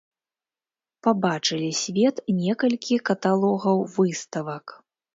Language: Belarusian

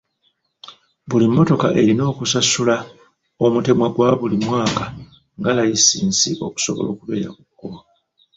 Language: Ganda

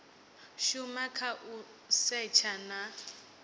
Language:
Venda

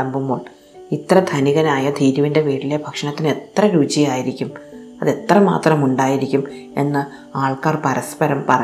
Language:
Malayalam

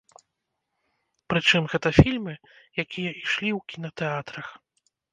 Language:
Belarusian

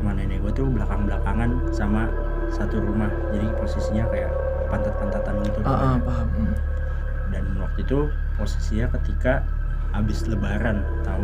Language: Indonesian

